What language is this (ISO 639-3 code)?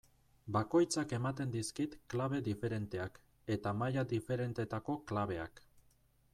eus